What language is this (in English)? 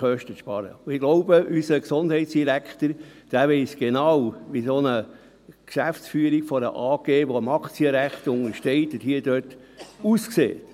Swiss German